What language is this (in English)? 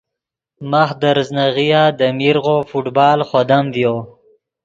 Yidgha